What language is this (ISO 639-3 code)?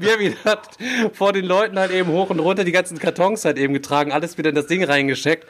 deu